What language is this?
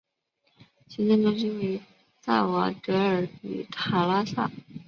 Chinese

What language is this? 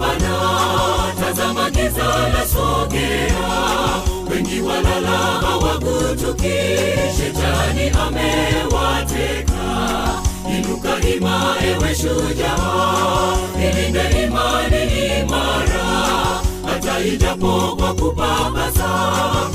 Swahili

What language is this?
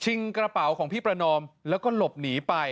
Thai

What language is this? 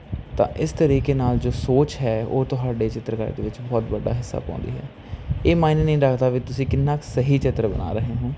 Punjabi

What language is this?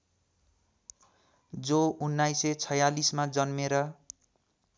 Nepali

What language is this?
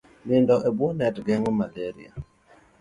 Luo (Kenya and Tanzania)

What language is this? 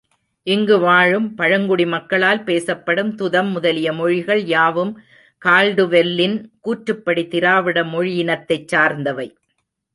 Tamil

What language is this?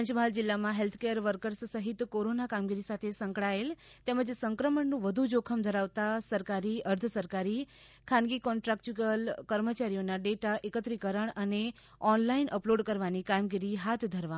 Gujarati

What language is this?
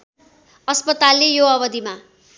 Nepali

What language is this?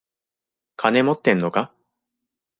Japanese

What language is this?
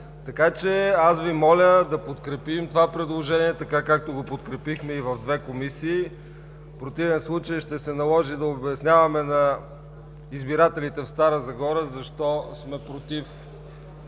Bulgarian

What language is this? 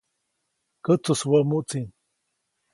Copainalá Zoque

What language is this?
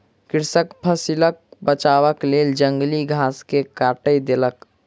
Maithili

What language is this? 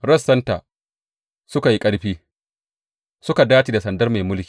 Hausa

